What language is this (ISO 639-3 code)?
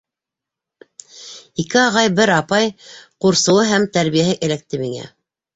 bak